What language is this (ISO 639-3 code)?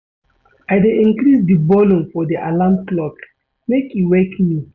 pcm